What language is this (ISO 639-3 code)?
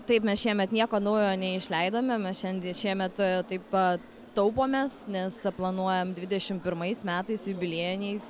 lit